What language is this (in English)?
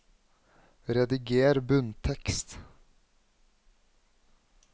Norwegian